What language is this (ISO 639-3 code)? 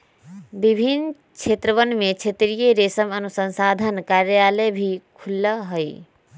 mag